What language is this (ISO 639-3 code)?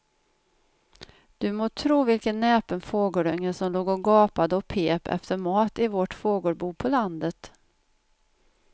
swe